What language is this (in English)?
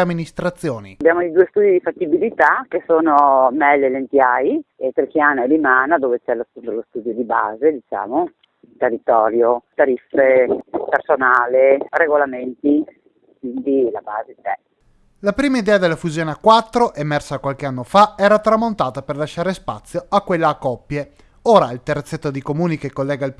Italian